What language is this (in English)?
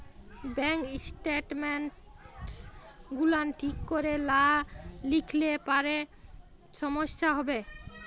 Bangla